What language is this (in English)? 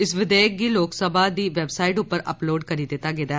Dogri